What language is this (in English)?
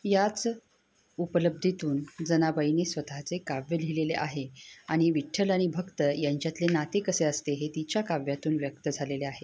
Marathi